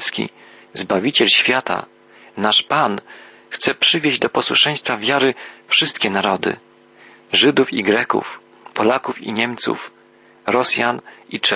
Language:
Polish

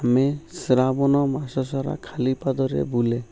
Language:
Odia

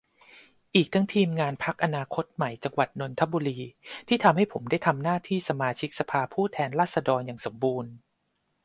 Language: Thai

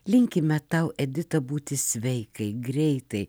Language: Lithuanian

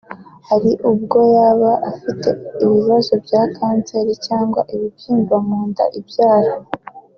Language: Kinyarwanda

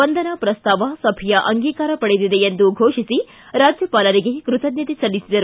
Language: Kannada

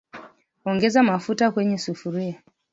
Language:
Swahili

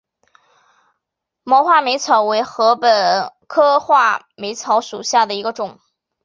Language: Chinese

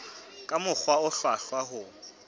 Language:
Southern Sotho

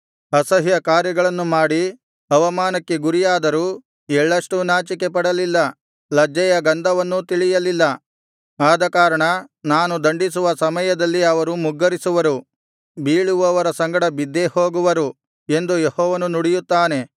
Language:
Kannada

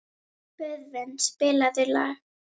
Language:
Icelandic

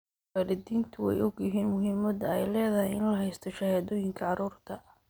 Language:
Somali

